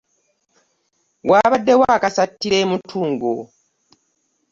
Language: Ganda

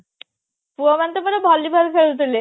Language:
Odia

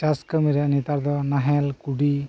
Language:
Santali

